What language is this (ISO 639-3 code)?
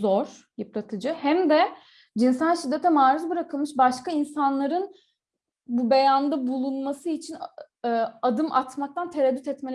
tur